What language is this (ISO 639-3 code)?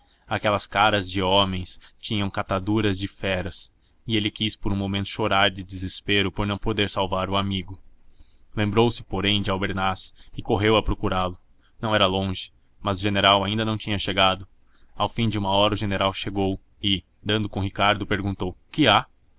por